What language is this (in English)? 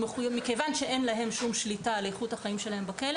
Hebrew